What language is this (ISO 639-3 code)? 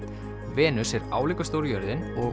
isl